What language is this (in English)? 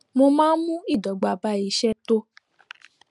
Yoruba